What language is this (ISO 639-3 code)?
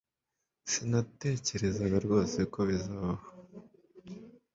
kin